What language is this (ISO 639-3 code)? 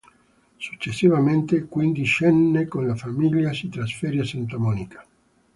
ita